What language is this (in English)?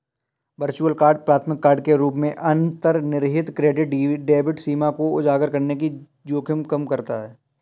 Hindi